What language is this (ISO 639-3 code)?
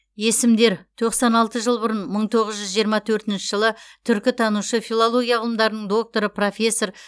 kaz